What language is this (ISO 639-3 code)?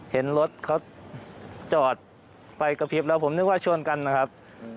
tha